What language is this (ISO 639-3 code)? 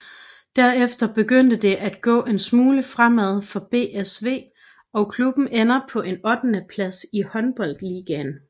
dan